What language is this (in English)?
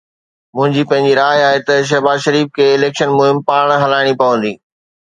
Sindhi